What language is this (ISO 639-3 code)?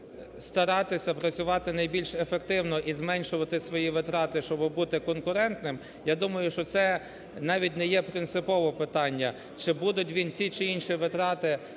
ukr